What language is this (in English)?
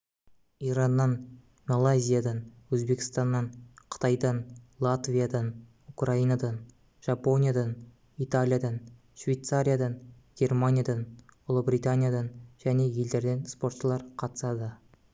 Kazakh